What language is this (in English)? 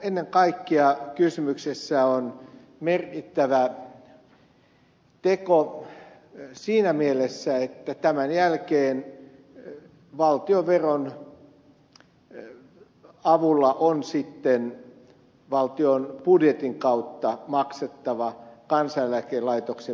Finnish